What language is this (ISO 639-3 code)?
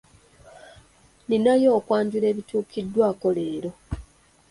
lug